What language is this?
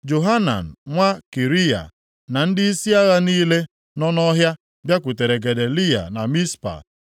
Igbo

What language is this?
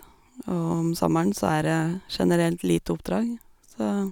Norwegian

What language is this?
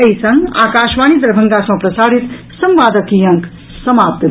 Maithili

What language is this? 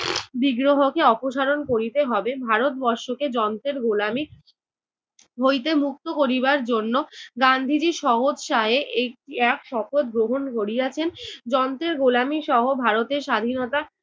Bangla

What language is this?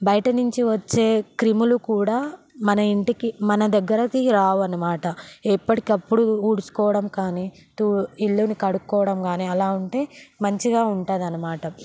Telugu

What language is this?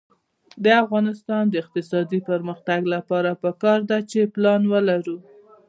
Pashto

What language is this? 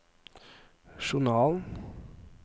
Norwegian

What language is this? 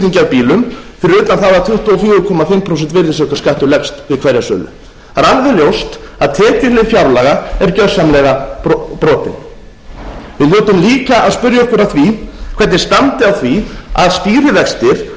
Icelandic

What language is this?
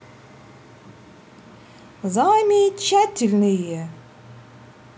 Russian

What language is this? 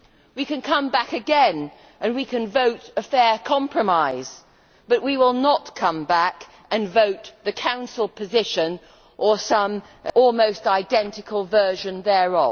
English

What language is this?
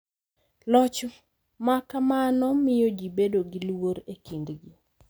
Luo (Kenya and Tanzania)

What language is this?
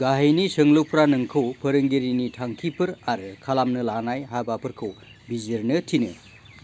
Bodo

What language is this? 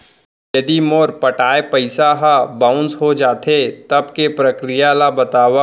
Chhattisgarhi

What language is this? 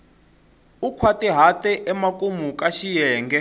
Tsonga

